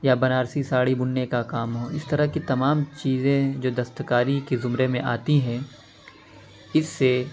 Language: Urdu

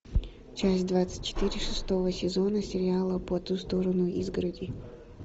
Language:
Russian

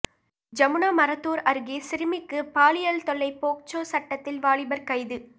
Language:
Tamil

